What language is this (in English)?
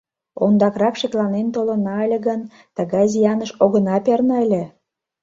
Mari